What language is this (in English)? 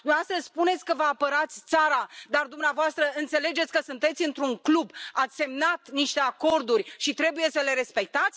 Romanian